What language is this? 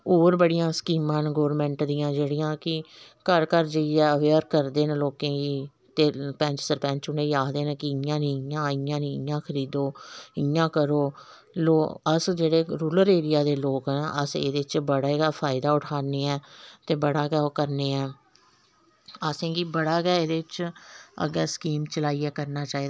Dogri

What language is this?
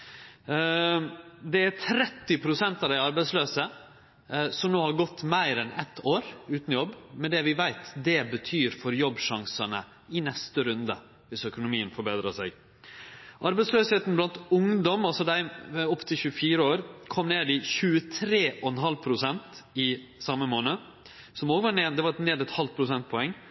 Norwegian Nynorsk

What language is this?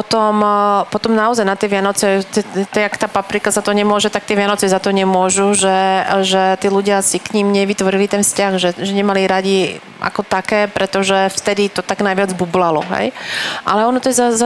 Slovak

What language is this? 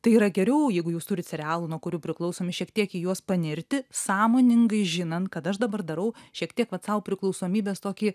Lithuanian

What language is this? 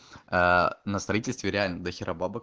Russian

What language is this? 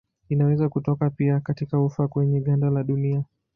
Swahili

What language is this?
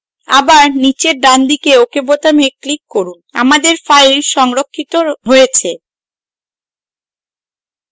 Bangla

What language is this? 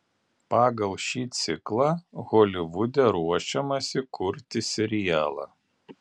Lithuanian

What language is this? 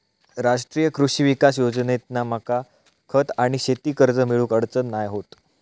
Marathi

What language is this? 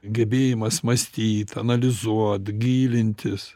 Lithuanian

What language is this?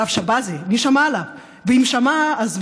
Hebrew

